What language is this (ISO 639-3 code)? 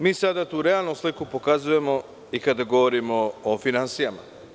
srp